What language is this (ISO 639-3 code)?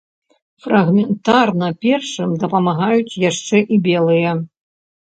bel